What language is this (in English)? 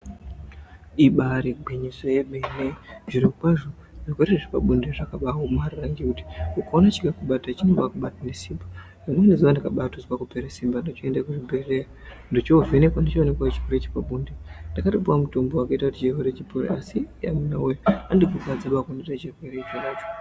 Ndau